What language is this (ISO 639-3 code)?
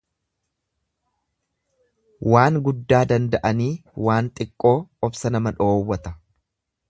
orm